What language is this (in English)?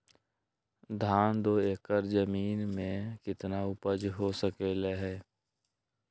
Magahi